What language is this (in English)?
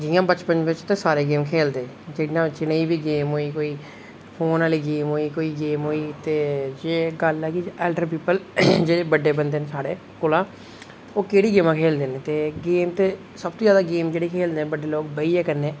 Dogri